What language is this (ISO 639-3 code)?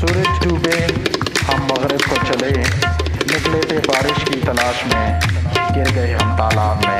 urd